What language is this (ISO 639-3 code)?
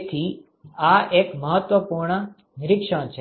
guj